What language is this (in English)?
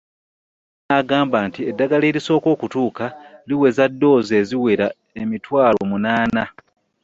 Ganda